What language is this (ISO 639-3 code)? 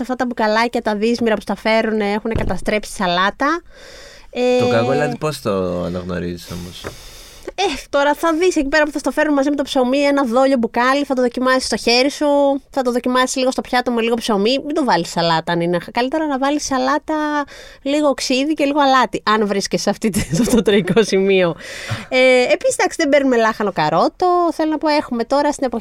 ell